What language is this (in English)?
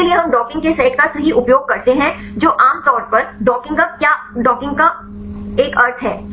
Hindi